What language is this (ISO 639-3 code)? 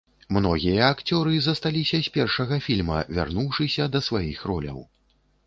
bel